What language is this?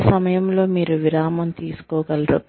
Telugu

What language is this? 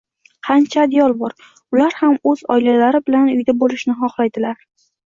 Uzbek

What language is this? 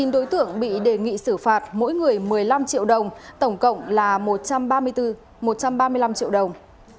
Vietnamese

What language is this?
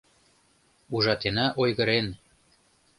Mari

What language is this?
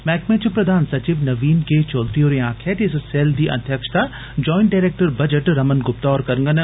Dogri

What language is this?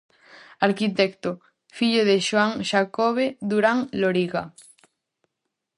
Galician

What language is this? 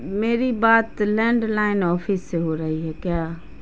Urdu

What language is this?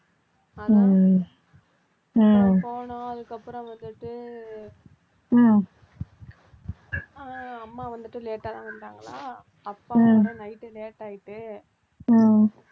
Tamil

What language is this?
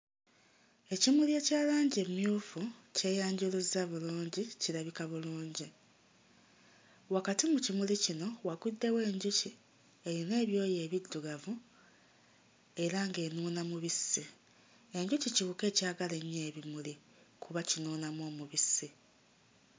Ganda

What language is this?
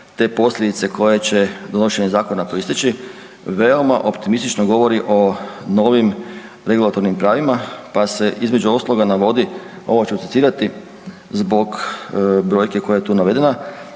Croatian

